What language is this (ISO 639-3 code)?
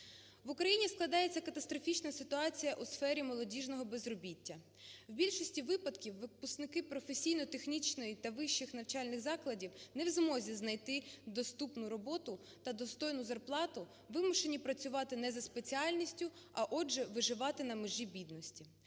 ukr